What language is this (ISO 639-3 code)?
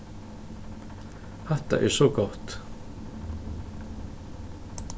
fao